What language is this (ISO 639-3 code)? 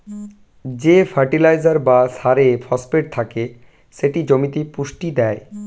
ben